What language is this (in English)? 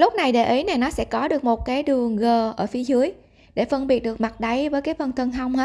Vietnamese